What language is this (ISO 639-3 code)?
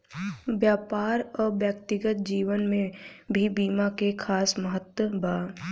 bho